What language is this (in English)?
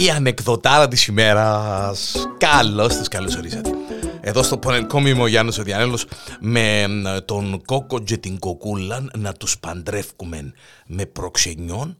Greek